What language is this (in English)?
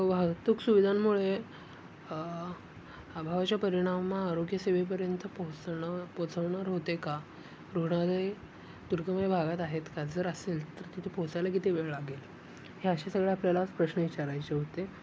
Marathi